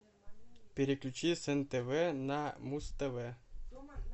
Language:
Russian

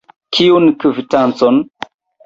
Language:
Esperanto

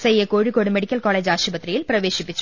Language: Malayalam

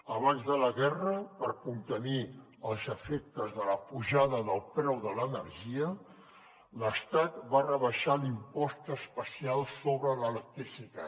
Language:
Catalan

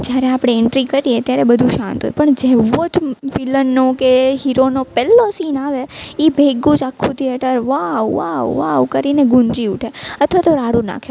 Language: Gujarati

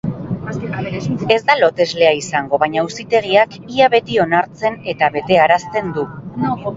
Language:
Basque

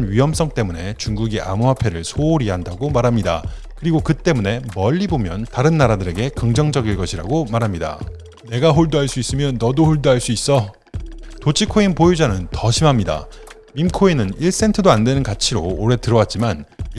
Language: Korean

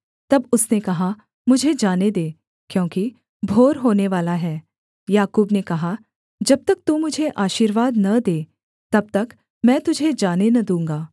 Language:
Hindi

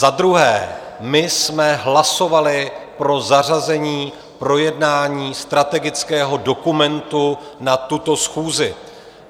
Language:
Czech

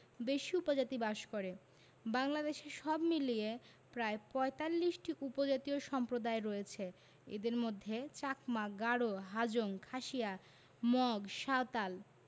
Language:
Bangla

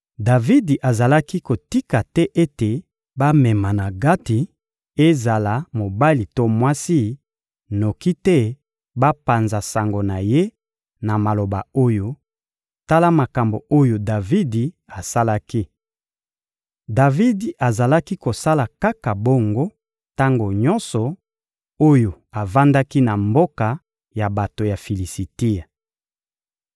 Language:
Lingala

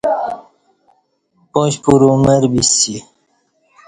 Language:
Kati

